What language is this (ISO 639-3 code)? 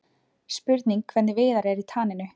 isl